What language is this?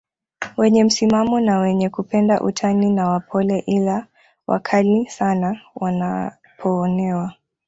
Swahili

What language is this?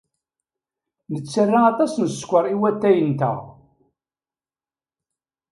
Kabyle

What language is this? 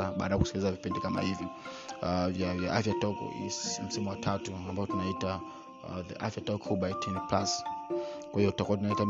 Swahili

